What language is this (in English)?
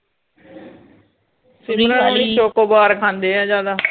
Punjabi